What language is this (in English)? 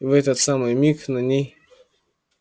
Russian